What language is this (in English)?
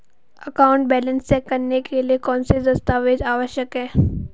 Hindi